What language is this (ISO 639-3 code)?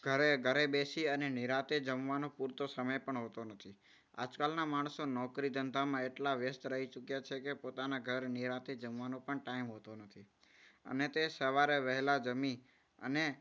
guj